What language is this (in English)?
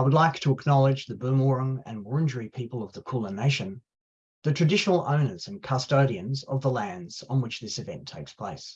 English